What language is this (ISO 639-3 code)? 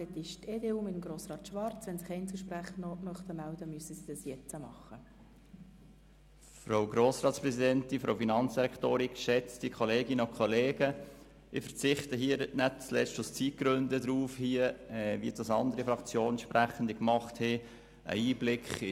gsw